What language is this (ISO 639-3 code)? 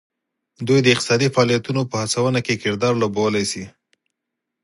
pus